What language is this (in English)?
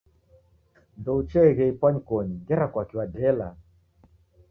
Taita